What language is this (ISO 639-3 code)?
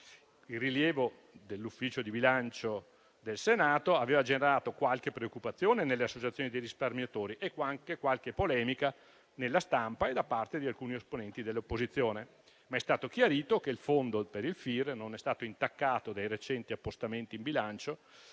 ita